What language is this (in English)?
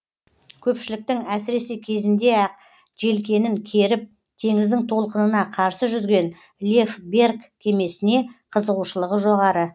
Kazakh